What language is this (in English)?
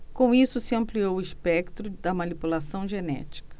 Portuguese